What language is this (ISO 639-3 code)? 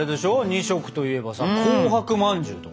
jpn